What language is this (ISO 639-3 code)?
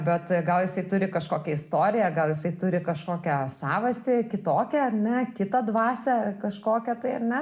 lit